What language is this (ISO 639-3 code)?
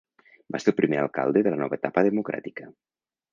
cat